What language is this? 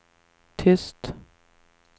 Swedish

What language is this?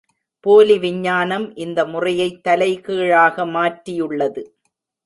Tamil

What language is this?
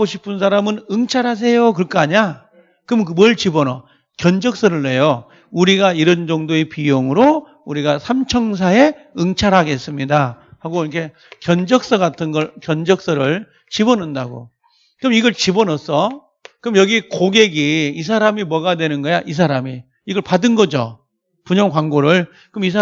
Korean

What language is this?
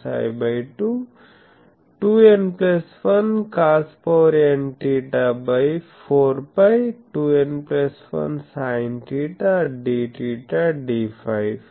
Telugu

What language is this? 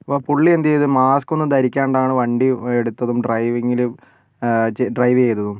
Malayalam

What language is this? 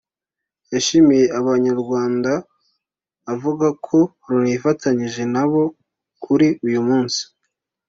Kinyarwanda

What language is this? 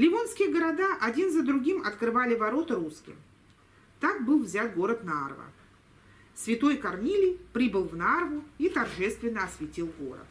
Russian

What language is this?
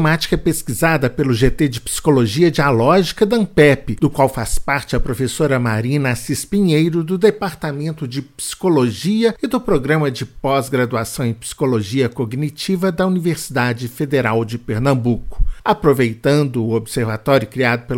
Portuguese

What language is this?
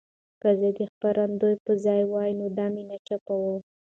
Pashto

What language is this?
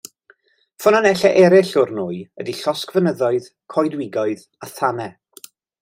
Welsh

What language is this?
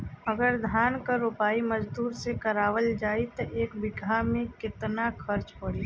Bhojpuri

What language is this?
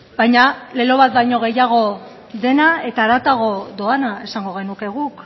Basque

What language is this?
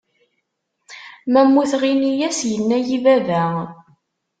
Kabyle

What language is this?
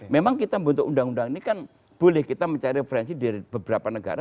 Indonesian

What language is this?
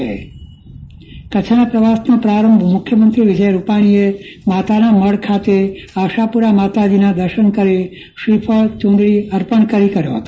Gujarati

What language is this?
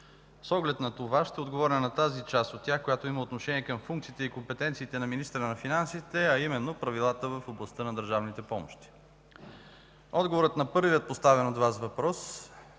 Bulgarian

